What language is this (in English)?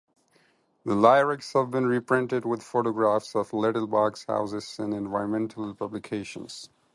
English